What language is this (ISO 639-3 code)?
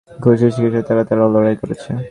ben